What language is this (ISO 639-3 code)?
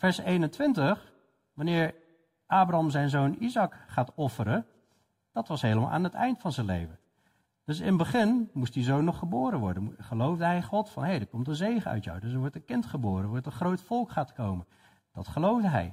nld